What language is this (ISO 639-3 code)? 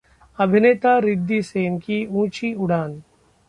hin